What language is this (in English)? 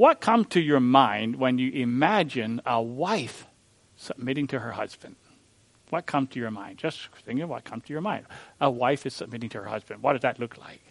English